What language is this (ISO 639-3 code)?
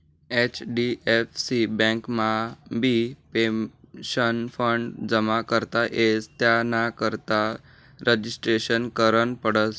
mar